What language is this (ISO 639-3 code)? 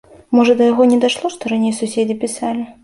bel